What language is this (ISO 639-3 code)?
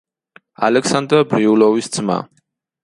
kat